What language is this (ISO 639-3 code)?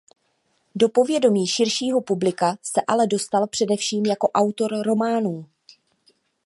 ces